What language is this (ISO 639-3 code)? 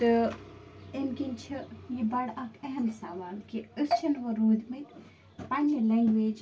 kas